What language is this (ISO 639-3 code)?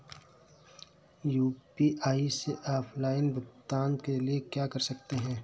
hin